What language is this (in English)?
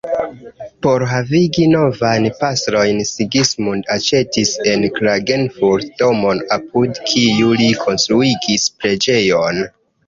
Esperanto